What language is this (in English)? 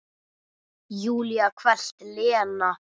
Icelandic